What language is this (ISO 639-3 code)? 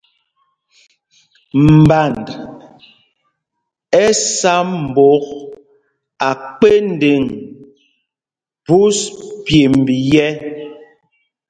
mgg